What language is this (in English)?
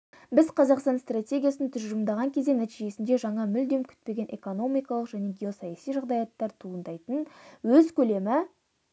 Kazakh